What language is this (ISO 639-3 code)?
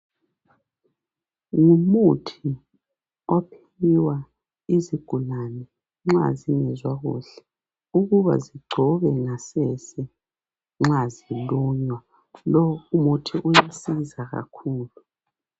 nde